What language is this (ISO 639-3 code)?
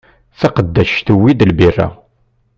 kab